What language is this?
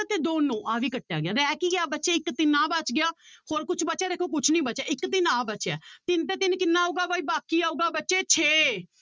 Punjabi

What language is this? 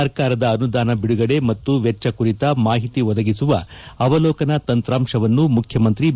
Kannada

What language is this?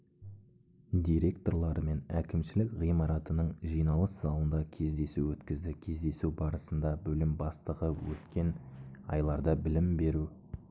Kazakh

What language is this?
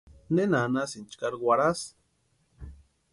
Western Highland Purepecha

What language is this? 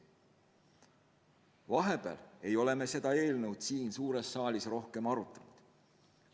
Estonian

